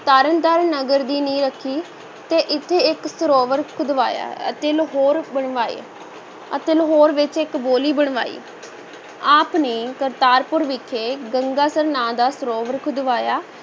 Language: Punjabi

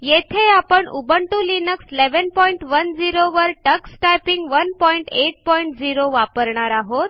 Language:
Marathi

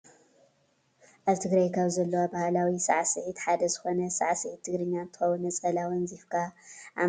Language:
Tigrinya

